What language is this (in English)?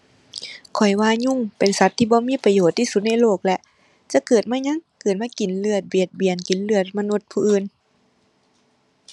Thai